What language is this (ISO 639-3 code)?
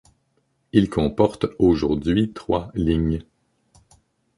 fra